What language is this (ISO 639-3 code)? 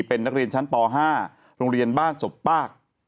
tha